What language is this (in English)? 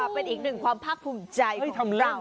Thai